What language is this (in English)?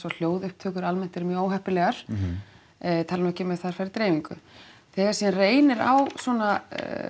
Icelandic